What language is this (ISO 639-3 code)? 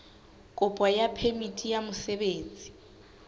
sot